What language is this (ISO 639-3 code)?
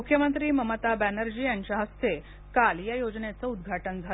mar